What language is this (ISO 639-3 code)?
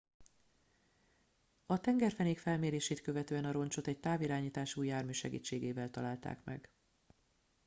hun